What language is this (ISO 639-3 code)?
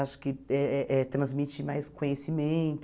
por